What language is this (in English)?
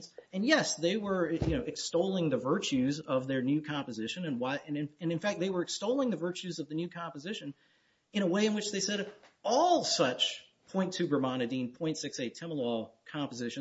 English